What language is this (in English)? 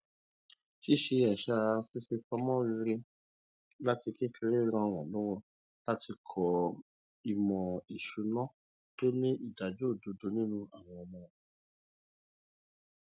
Yoruba